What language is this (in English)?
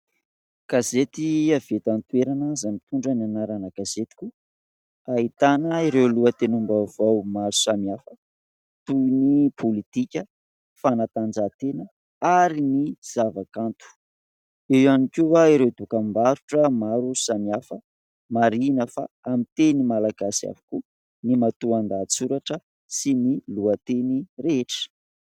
Malagasy